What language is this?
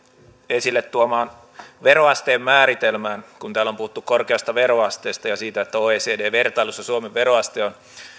Finnish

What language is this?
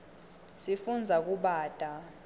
Swati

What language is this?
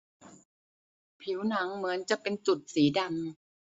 Thai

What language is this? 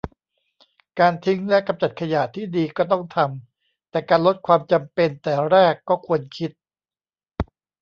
Thai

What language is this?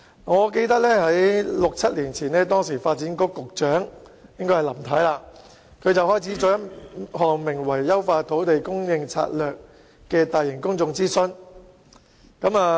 Cantonese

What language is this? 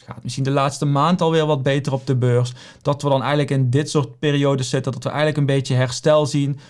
Dutch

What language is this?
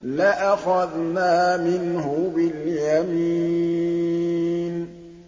Arabic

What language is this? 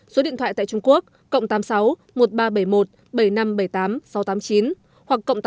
Vietnamese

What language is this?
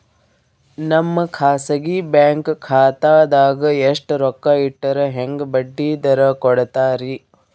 Kannada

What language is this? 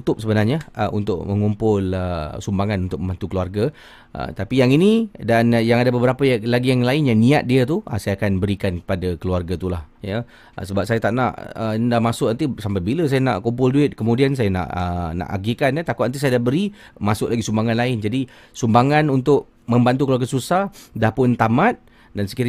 Malay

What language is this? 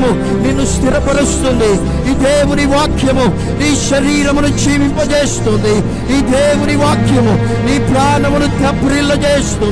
Turkish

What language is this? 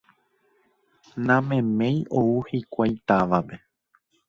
Guarani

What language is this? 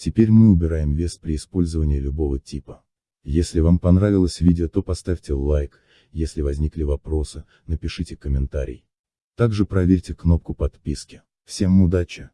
Russian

